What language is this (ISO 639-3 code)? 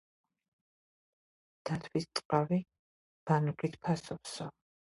kat